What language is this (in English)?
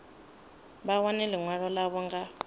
Venda